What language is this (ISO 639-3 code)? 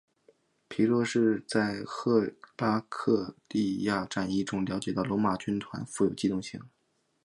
zho